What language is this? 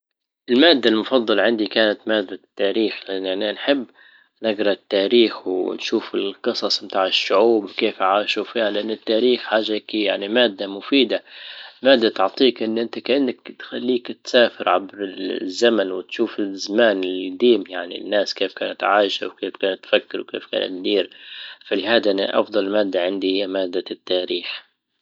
Libyan Arabic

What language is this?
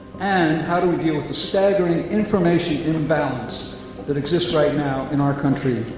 English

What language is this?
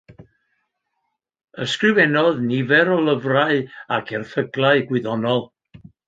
Welsh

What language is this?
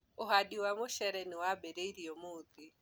Kikuyu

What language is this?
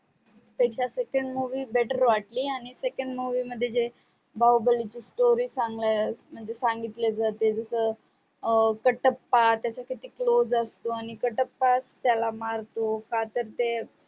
Marathi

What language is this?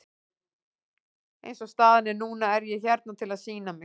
Icelandic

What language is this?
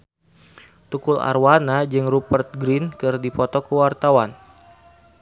Sundanese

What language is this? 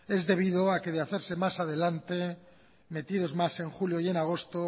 Spanish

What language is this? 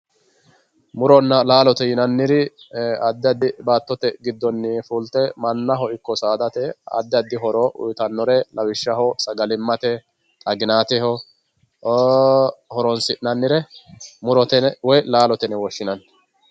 Sidamo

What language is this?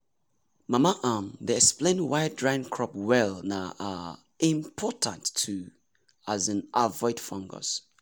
Nigerian Pidgin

